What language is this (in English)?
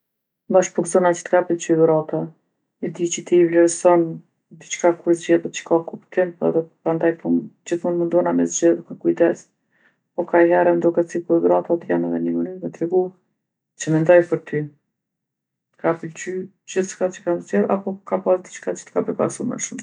Gheg Albanian